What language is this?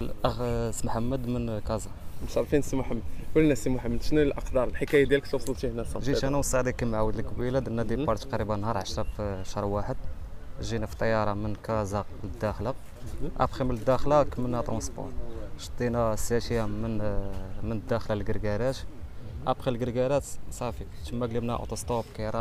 Arabic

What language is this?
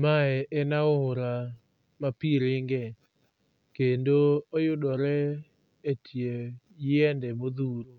Luo (Kenya and Tanzania)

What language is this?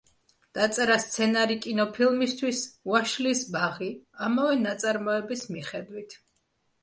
Georgian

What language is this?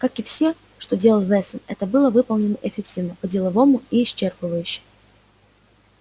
Russian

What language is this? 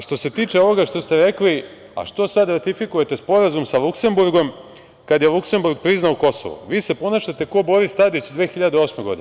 Serbian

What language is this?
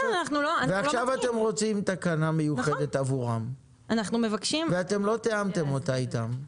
Hebrew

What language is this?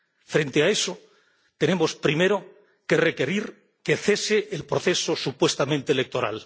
Spanish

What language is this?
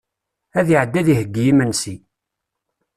Kabyle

